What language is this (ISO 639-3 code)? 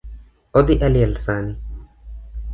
luo